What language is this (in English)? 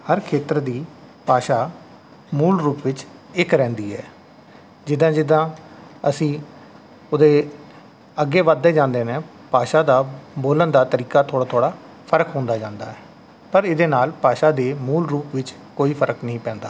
Punjabi